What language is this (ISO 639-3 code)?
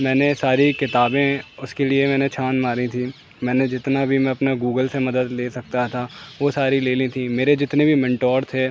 urd